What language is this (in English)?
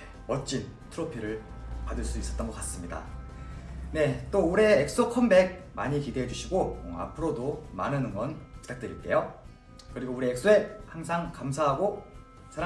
Korean